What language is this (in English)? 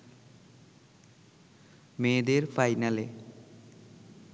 Bangla